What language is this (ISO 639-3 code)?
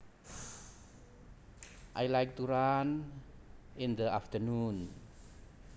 jav